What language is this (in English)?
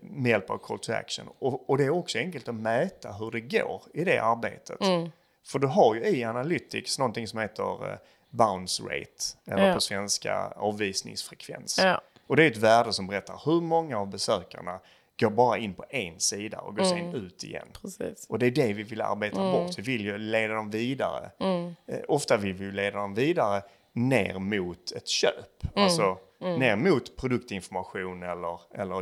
Swedish